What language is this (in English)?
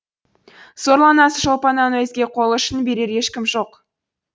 Kazakh